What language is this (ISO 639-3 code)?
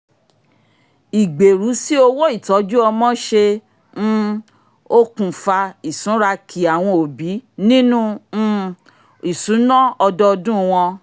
yor